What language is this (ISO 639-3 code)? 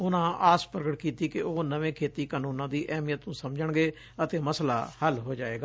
pan